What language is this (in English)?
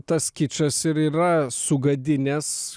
Lithuanian